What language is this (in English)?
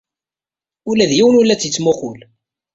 Kabyle